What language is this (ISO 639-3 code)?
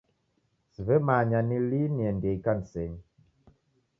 dav